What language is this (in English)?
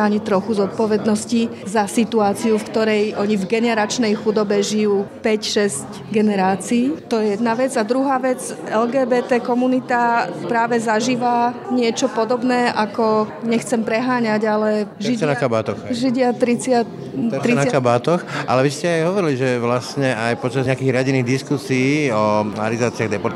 Slovak